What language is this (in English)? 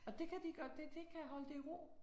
Danish